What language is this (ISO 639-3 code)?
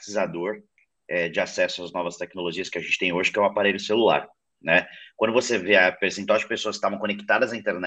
por